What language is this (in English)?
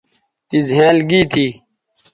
Bateri